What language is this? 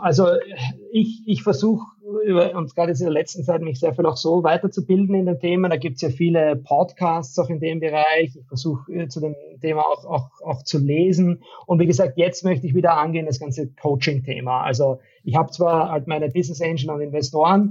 German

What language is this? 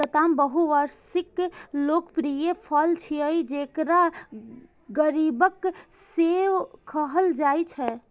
Maithili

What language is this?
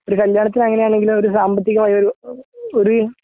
Malayalam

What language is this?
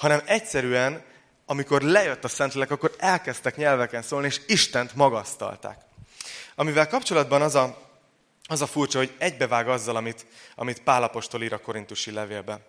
Hungarian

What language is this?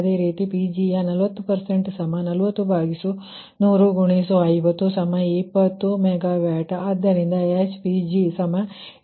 Kannada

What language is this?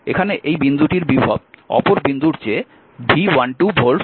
Bangla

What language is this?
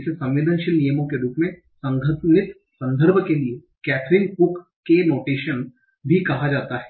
Hindi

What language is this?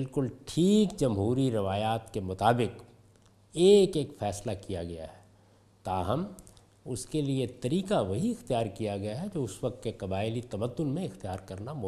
Urdu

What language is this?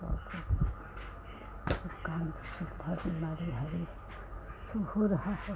Hindi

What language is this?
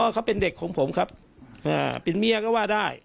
Thai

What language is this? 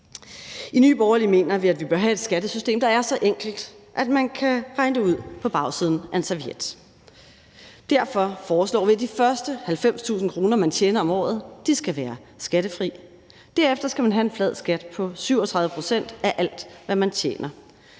Danish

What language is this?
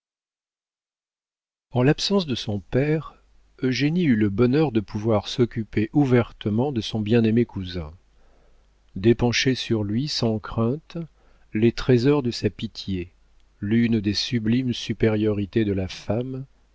French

